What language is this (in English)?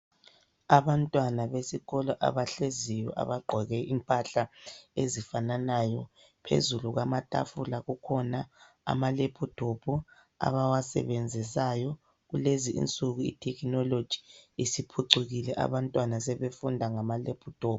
North Ndebele